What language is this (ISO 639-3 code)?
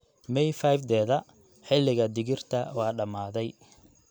som